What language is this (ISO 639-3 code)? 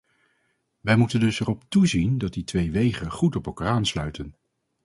nld